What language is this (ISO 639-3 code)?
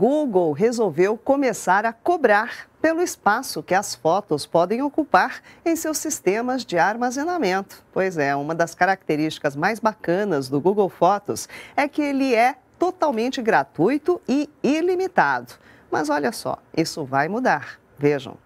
por